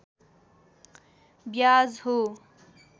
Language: Nepali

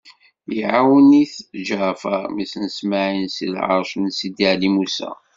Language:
Kabyle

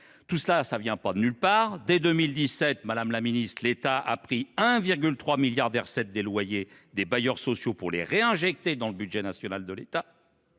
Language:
French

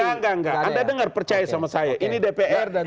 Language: Indonesian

